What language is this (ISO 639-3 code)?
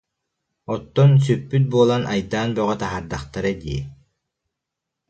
sah